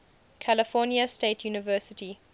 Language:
English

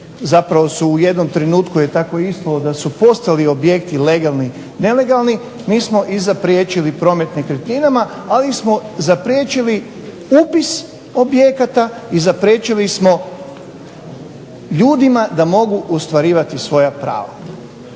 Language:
Croatian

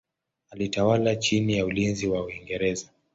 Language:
Swahili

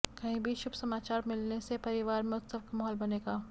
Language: Hindi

